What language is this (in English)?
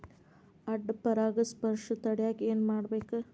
Kannada